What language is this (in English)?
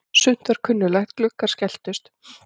Icelandic